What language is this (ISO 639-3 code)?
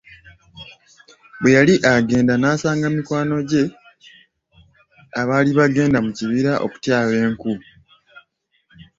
lug